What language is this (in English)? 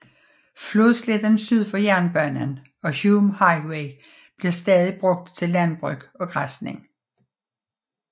Danish